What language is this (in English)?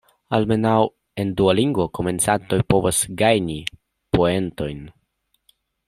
Esperanto